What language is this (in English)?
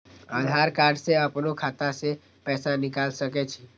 Maithili